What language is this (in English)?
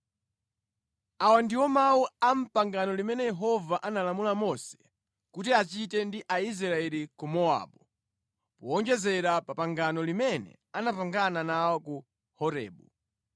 Nyanja